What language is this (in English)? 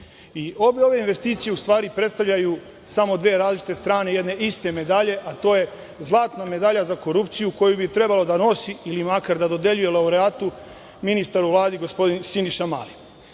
Serbian